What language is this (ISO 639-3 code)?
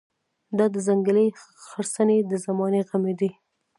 pus